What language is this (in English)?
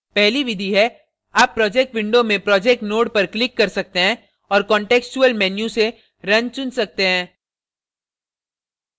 Hindi